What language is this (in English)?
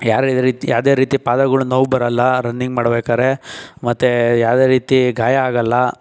Kannada